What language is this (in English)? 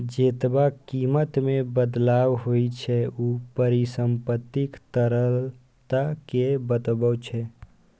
Maithili